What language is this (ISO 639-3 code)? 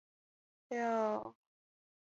zho